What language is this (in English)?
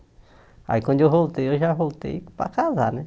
Portuguese